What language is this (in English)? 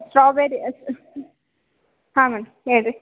Kannada